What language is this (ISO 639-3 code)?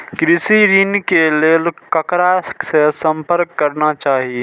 mai